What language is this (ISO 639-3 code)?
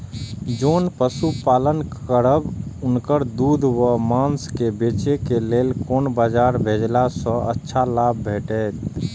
mai